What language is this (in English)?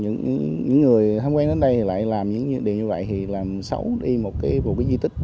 Vietnamese